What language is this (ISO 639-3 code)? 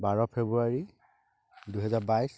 asm